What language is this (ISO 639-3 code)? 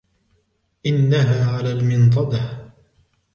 ara